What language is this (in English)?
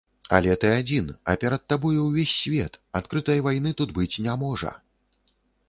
Belarusian